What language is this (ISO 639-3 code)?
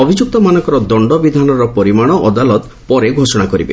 ori